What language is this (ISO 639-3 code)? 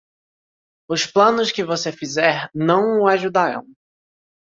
por